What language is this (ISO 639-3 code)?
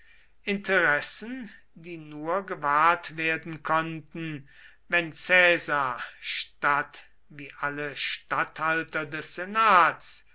deu